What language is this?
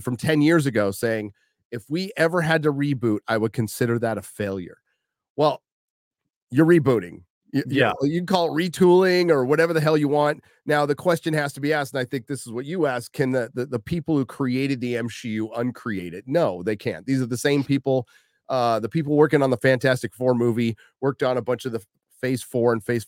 English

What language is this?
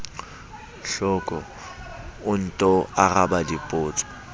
Southern Sotho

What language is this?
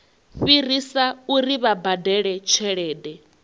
Venda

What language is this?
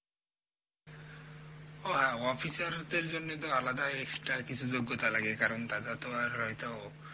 Bangla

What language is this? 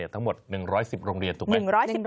Thai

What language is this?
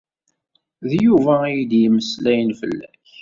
Kabyle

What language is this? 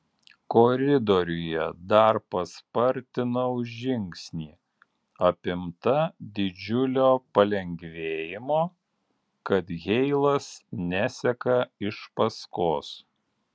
Lithuanian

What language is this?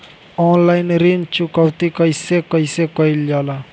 Bhojpuri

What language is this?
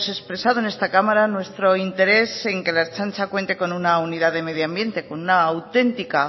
Spanish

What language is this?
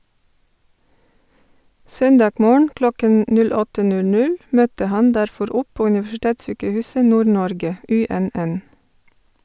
Norwegian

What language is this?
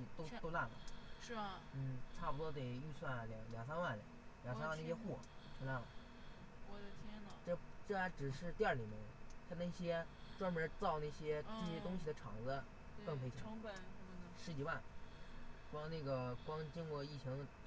Chinese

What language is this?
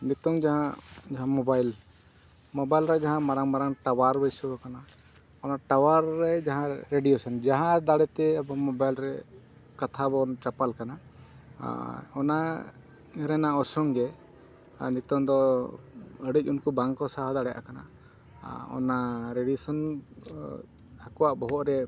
Santali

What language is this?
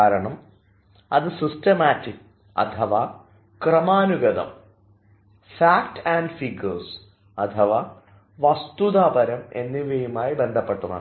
Malayalam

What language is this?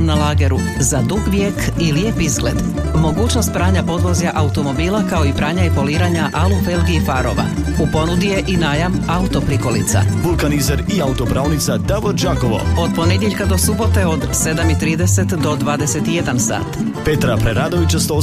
Croatian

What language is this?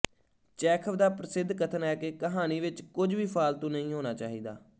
Punjabi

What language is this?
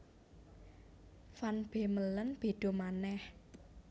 Javanese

